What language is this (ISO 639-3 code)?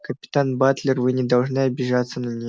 rus